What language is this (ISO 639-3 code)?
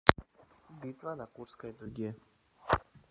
rus